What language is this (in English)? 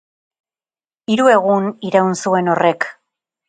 Basque